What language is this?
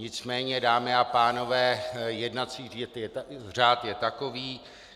Czech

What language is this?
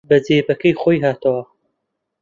Central Kurdish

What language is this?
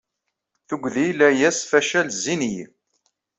Kabyle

